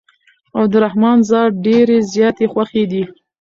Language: Pashto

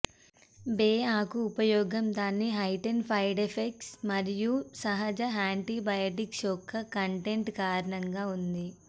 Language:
Telugu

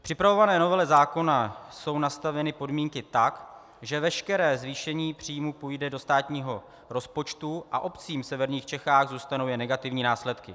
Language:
Czech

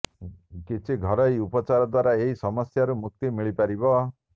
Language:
Odia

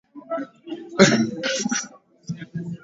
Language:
Swahili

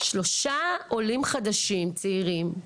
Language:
Hebrew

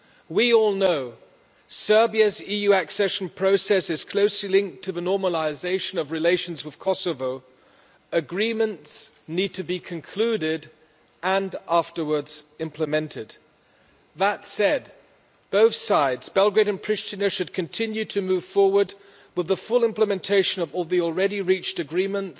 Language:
English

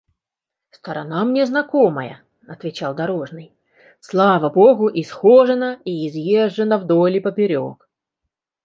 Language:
Russian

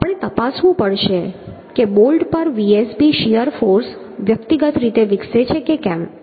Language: Gujarati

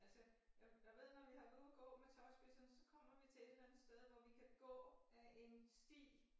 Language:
Danish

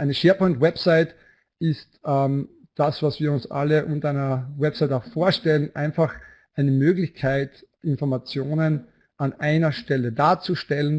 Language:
German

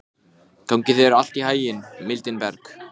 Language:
Icelandic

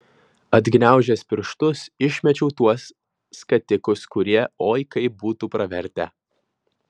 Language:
Lithuanian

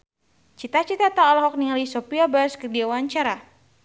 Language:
Sundanese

